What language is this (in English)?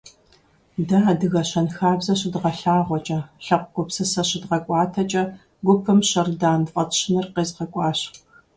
Kabardian